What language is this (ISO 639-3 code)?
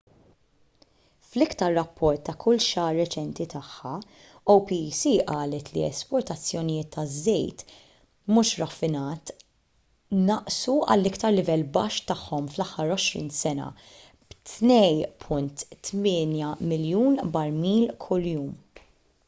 mlt